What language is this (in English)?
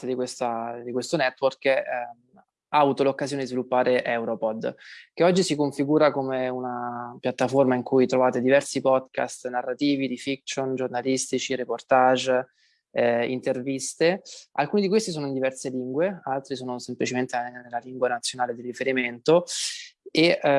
Italian